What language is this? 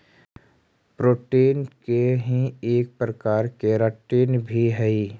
Magahi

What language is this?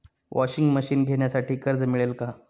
Marathi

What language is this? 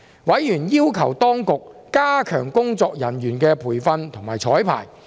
Cantonese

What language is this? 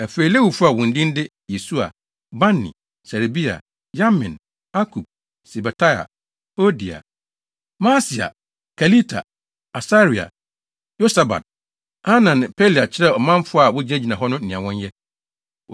Akan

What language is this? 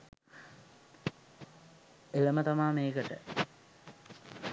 Sinhala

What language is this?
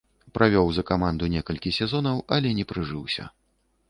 Belarusian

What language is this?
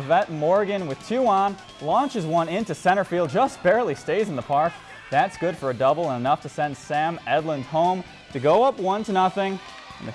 English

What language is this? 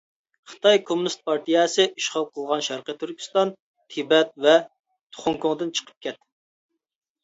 Uyghur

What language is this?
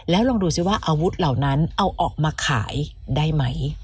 Thai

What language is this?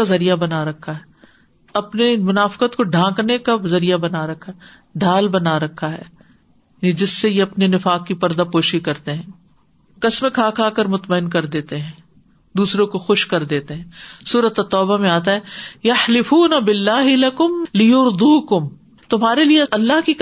Urdu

